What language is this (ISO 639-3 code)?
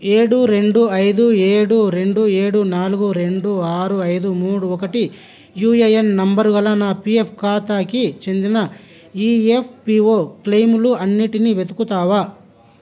tel